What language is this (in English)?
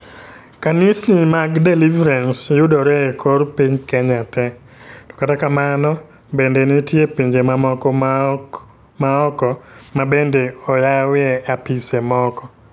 Luo (Kenya and Tanzania)